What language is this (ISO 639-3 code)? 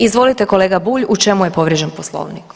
hrv